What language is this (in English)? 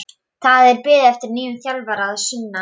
Icelandic